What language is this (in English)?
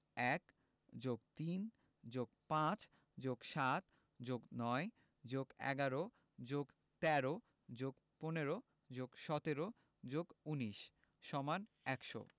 Bangla